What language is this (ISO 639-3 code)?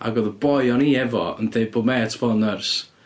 cym